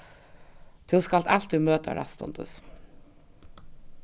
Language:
Faroese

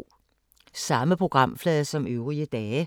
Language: Danish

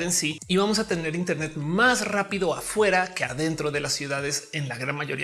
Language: Spanish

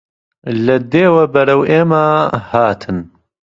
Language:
Central Kurdish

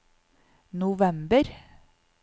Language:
Norwegian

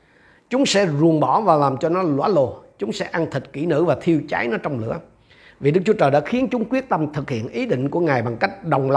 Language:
Vietnamese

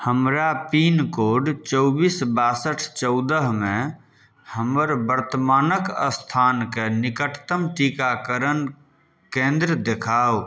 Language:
Maithili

